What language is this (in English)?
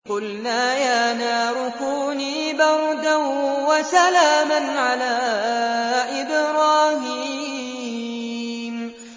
Arabic